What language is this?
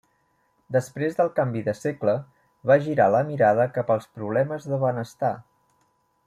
Catalan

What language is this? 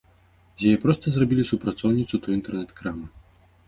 Belarusian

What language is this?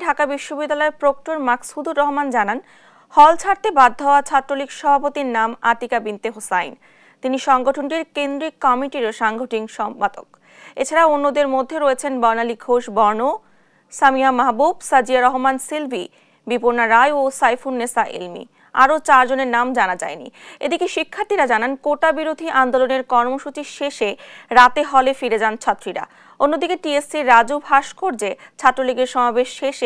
Bangla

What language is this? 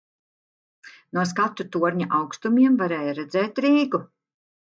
Latvian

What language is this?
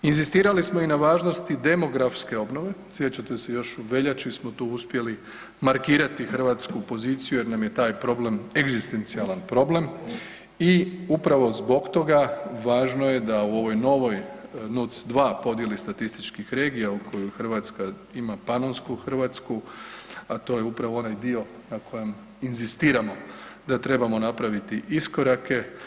Croatian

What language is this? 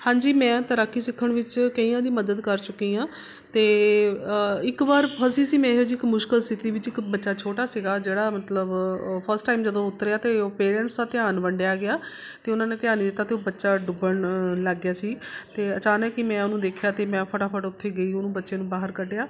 Punjabi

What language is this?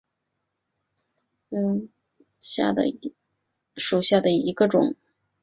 Chinese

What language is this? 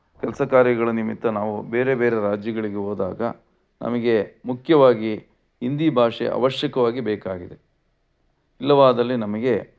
Kannada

